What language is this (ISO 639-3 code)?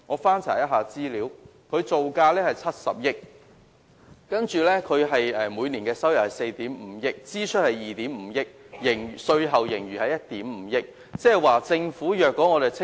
yue